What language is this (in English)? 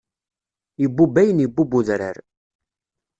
Kabyle